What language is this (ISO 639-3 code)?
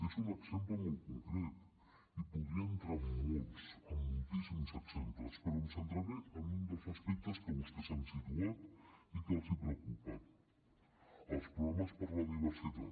cat